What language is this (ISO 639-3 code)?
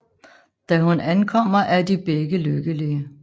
dan